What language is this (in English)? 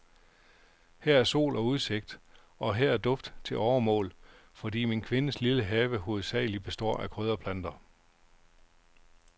Danish